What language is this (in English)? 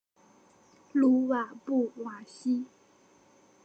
Chinese